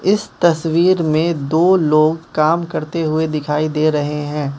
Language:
Hindi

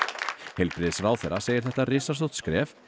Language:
Icelandic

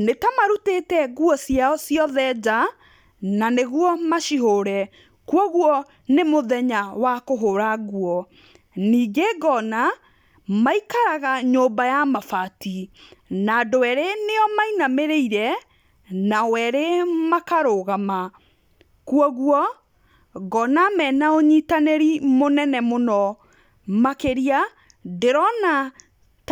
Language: Kikuyu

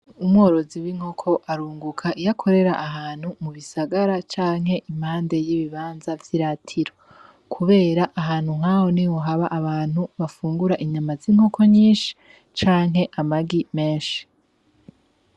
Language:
Rundi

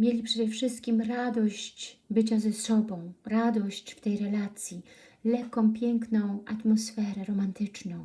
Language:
Polish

